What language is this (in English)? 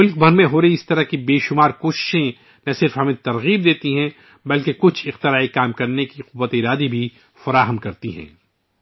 Urdu